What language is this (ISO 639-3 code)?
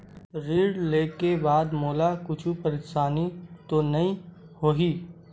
hne